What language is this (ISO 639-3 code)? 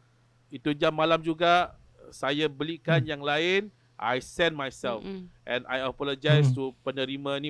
msa